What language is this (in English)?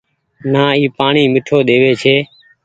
Goaria